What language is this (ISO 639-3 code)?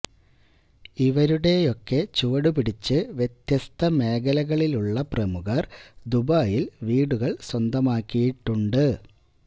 mal